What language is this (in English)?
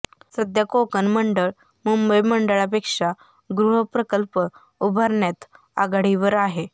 Marathi